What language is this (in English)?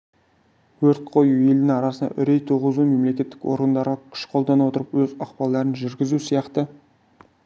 Kazakh